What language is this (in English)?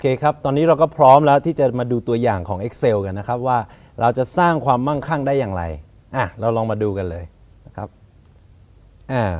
Thai